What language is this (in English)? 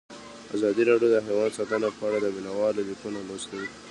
Pashto